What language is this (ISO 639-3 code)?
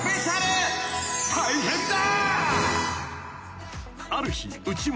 jpn